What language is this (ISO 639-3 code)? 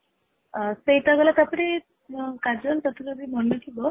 ori